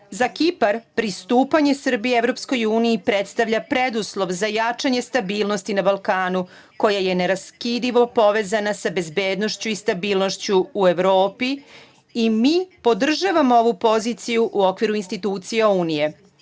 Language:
Serbian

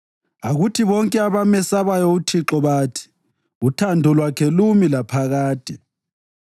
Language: North Ndebele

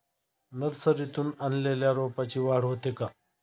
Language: Marathi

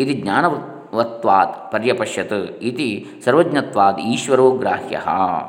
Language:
Kannada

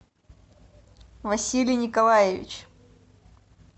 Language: Russian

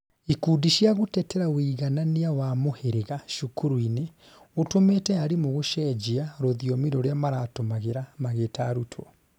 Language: Kikuyu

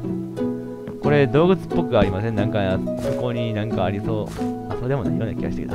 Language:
Japanese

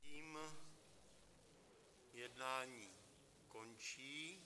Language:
Czech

